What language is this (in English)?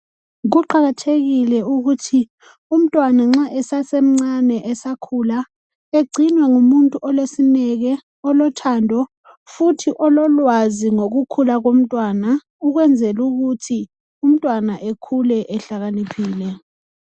North Ndebele